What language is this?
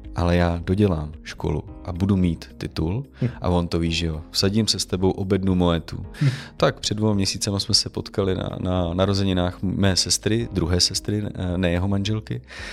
Czech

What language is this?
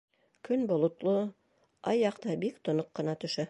Bashkir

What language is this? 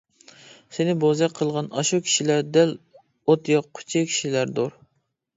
Uyghur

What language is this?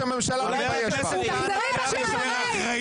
Hebrew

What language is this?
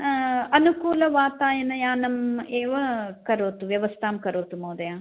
Sanskrit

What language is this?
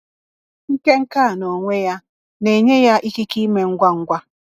Igbo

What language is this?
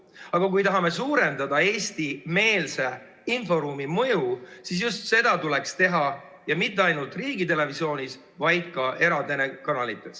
Estonian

